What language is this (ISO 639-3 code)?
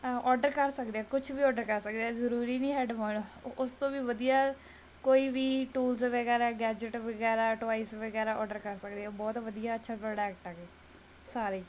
pan